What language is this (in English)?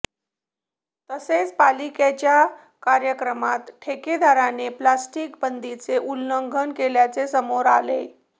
Marathi